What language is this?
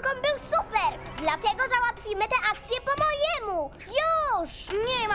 Polish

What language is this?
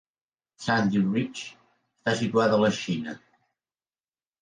Catalan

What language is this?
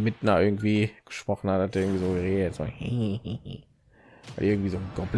German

